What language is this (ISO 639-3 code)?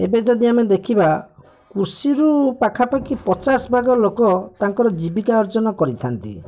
ori